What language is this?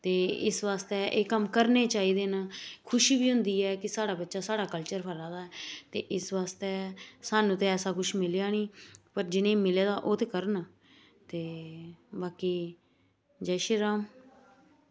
Dogri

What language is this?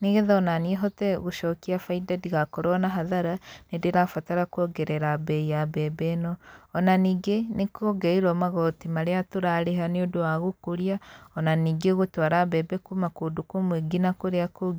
Kikuyu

